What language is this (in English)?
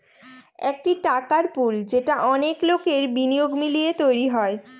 Bangla